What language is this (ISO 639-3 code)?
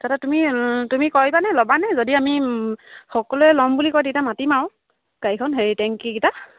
asm